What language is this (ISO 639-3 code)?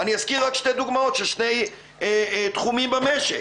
heb